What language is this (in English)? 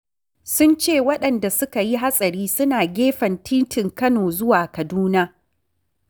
Hausa